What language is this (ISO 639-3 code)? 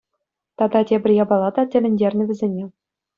chv